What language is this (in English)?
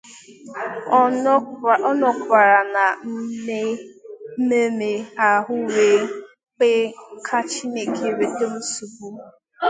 Igbo